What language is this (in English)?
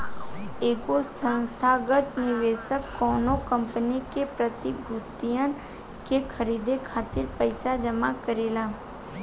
Bhojpuri